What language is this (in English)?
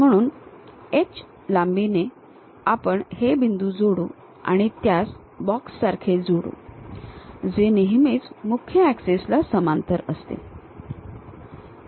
Marathi